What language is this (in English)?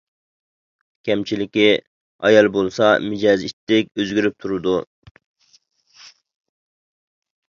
Uyghur